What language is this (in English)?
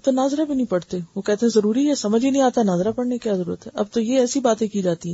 Urdu